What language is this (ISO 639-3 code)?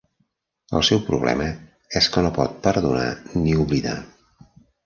cat